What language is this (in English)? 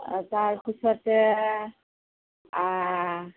Assamese